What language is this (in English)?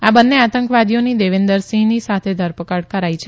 Gujarati